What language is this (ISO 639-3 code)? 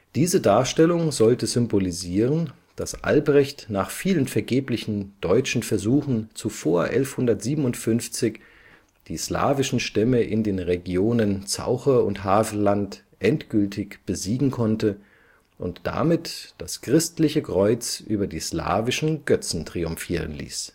deu